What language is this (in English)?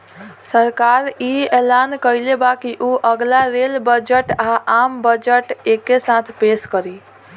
Bhojpuri